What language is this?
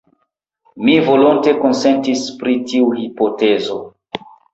Esperanto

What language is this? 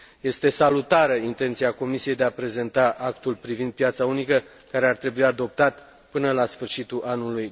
Romanian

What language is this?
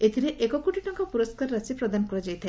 Odia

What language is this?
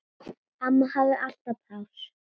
Icelandic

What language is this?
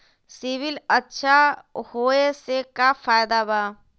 Magahi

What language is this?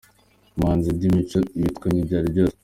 Kinyarwanda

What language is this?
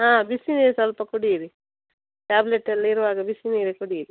Kannada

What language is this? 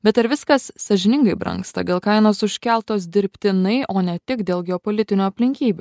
Lithuanian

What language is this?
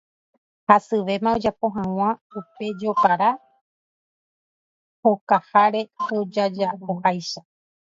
Guarani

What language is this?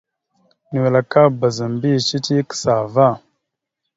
Mada (Cameroon)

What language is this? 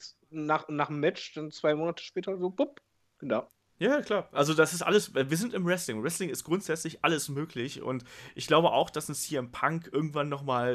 German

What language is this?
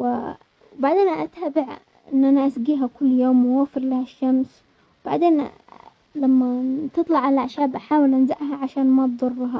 Omani Arabic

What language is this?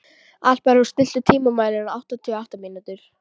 Icelandic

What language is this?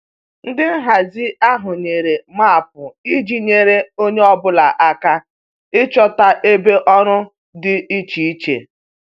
Igbo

